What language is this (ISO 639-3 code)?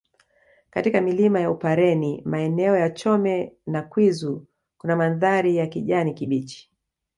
swa